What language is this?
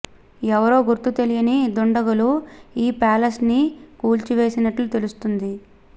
Telugu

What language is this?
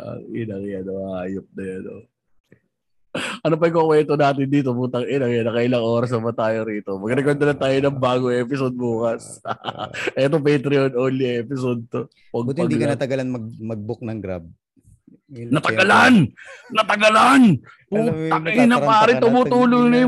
Filipino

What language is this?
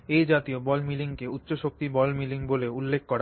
Bangla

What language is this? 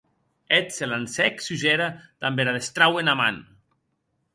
Occitan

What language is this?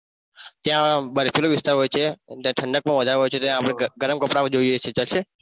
Gujarati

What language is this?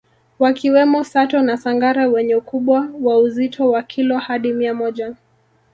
Swahili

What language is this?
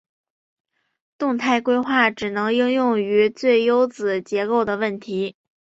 Chinese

